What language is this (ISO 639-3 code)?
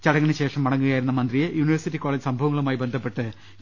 mal